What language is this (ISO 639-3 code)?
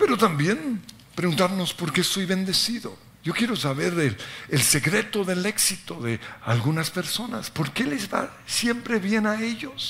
spa